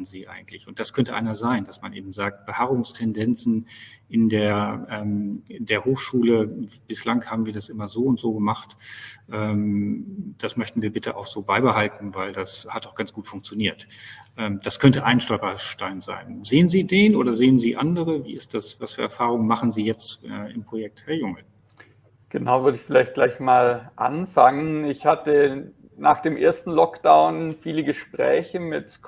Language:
German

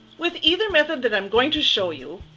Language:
English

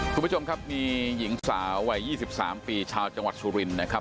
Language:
Thai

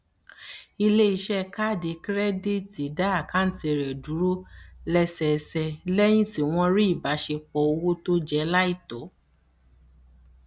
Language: Yoruba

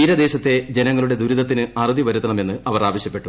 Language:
Malayalam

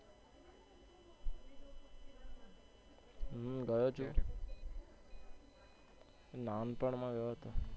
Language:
Gujarati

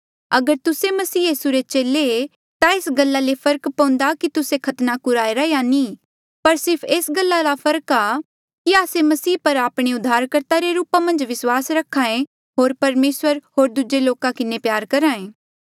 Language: Mandeali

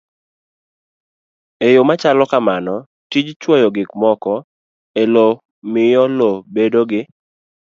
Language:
Luo (Kenya and Tanzania)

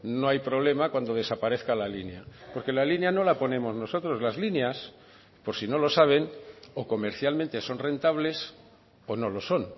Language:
Spanish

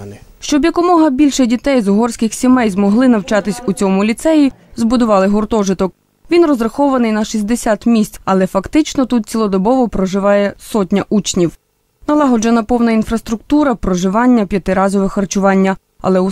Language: Ukrainian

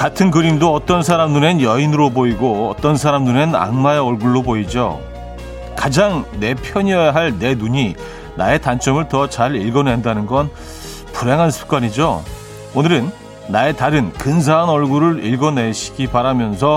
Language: Korean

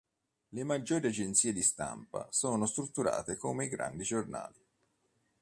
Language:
Italian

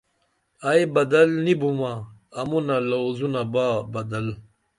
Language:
Dameli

